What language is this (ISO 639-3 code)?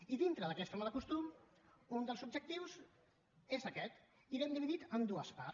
cat